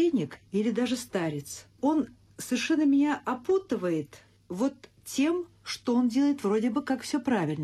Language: Russian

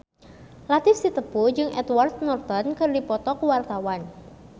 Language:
Sundanese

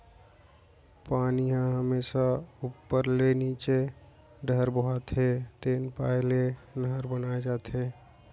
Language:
Chhattisgarhi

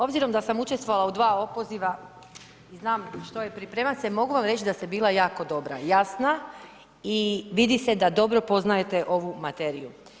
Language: Croatian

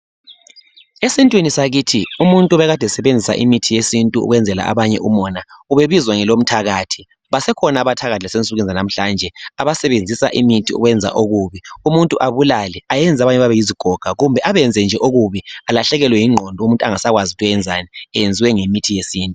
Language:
North Ndebele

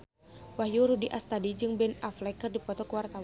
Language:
Sundanese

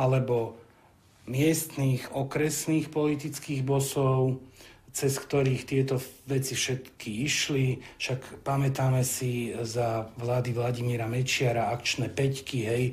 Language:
Slovak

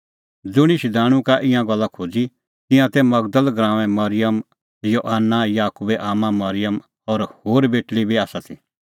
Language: Kullu Pahari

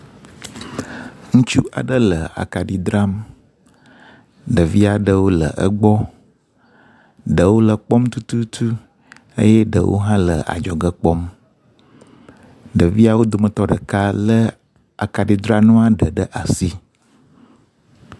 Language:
Ewe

